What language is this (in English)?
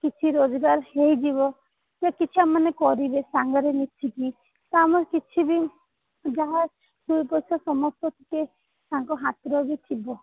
Odia